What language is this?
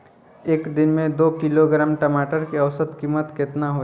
Bhojpuri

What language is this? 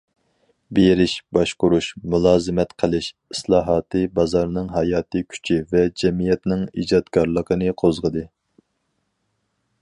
Uyghur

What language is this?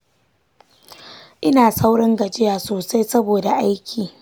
Hausa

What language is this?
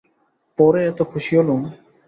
Bangla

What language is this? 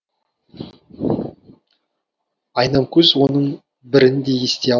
Kazakh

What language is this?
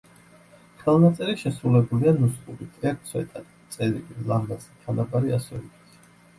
Georgian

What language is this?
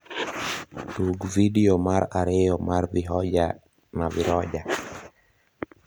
Luo (Kenya and Tanzania)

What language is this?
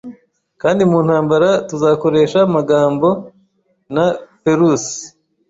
Kinyarwanda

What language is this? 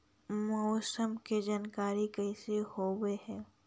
Magahi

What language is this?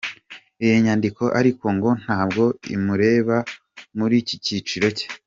Kinyarwanda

